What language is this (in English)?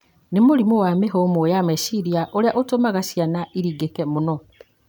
Kikuyu